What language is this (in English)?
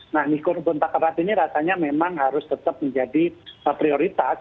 Indonesian